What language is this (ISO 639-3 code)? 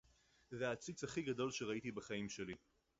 heb